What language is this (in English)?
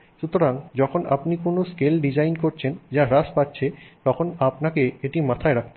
Bangla